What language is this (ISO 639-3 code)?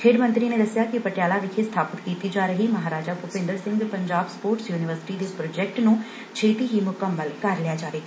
pan